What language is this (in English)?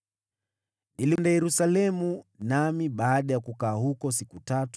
Swahili